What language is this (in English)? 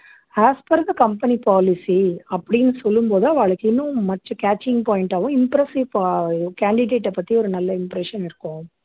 Tamil